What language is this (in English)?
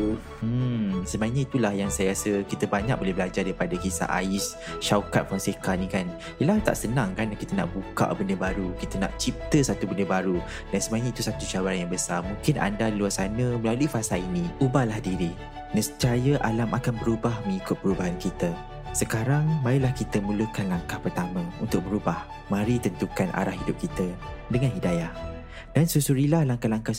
Malay